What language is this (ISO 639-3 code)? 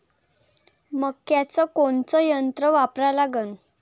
mar